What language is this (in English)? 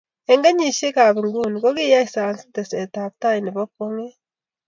Kalenjin